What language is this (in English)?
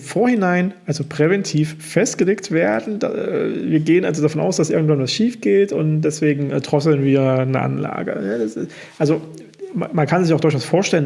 German